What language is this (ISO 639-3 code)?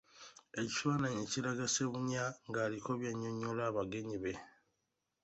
lug